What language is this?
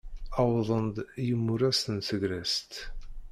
Kabyle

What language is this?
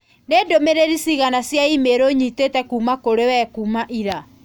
Kikuyu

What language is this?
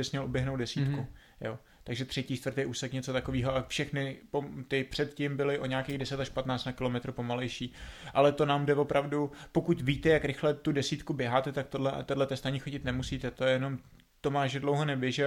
Czech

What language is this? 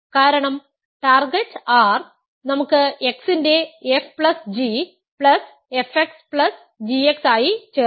Malayalam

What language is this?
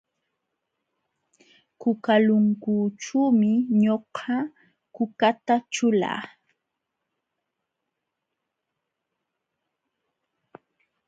Jauja Wanca Quechua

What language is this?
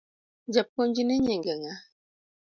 Luo (Kenya and Tanzania)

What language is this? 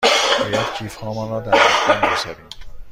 Persian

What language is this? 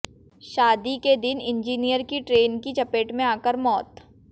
Hindi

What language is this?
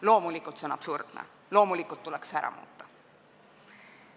Estonian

